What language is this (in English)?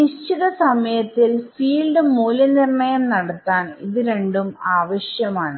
Malayalam